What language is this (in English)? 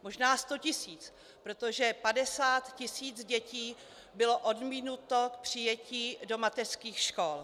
Czech